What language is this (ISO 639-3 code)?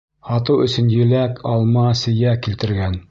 bak